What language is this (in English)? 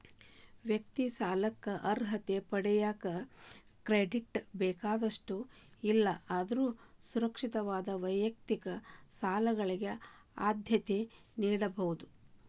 Kannada